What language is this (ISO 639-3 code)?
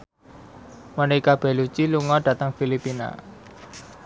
jav